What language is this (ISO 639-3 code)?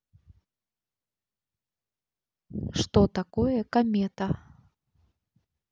rus